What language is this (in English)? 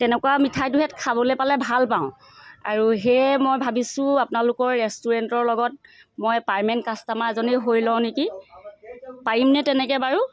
Assamese